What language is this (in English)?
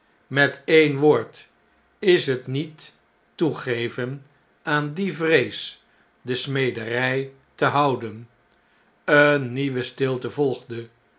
Dutch